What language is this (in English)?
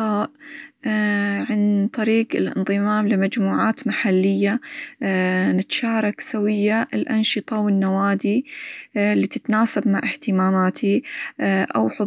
Hijazi Arabic